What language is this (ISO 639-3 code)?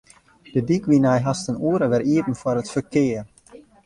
fry